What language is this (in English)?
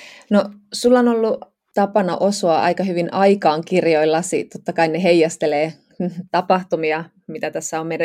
Finnish